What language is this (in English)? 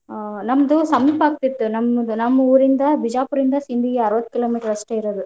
Kannada